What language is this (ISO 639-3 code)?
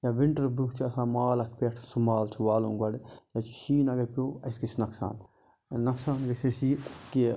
kas